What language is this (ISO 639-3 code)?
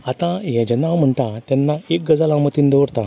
kok